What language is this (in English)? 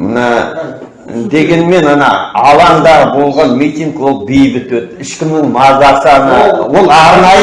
Turkish